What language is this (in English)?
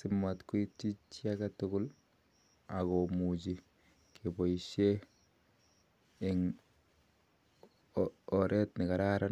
Kalenjin